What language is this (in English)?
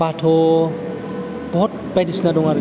Bodo